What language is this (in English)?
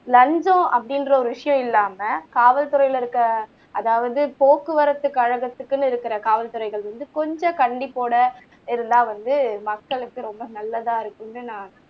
Tamil